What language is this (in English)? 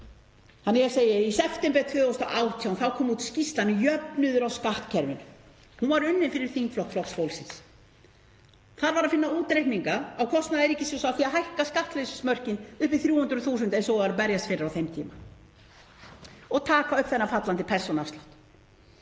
Icelandic